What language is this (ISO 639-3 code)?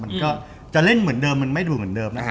tha